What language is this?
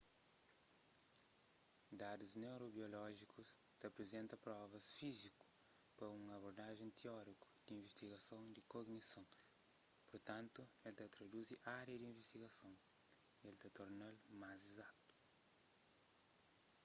Kabuverdianu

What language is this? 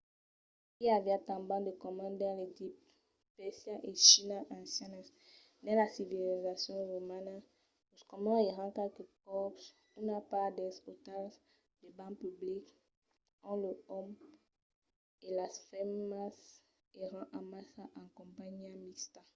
Occitan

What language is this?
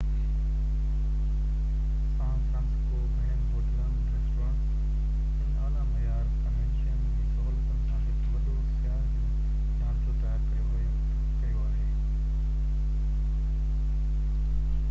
Sindhi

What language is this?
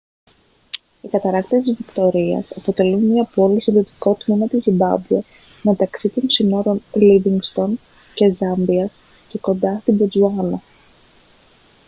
Greek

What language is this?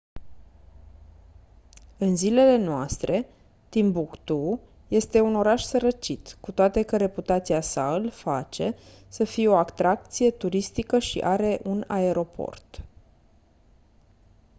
Romanian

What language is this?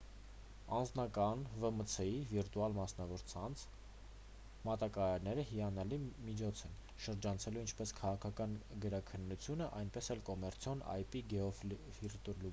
Armenian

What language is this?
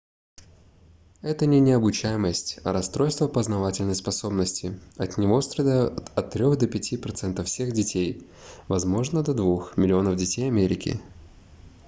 Russian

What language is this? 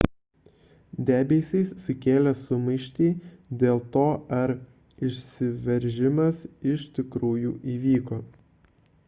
Lithuanian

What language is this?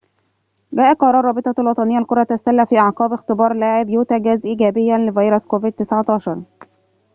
Arabic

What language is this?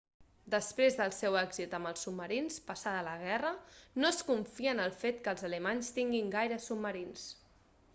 Catalan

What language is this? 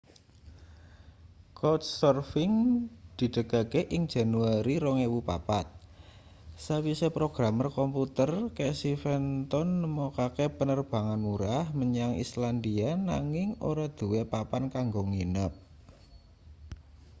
Javanese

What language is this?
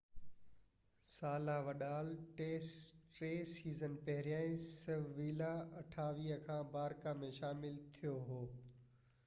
Sindhi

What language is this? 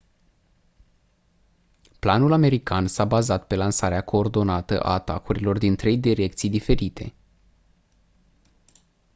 Romanian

